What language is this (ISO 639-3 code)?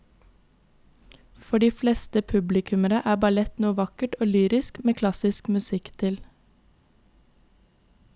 nor